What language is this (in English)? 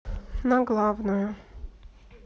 Russian